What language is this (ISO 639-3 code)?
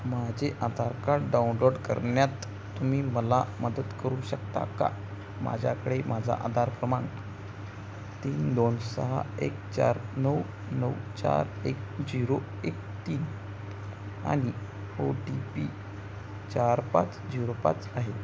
mar